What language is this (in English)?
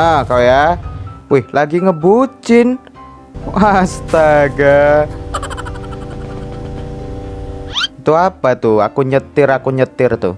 Indonesian